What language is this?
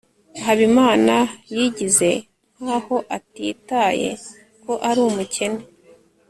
Kinyarwanda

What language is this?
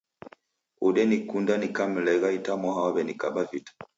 Taita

